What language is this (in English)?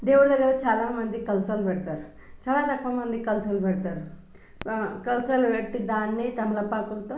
Telugu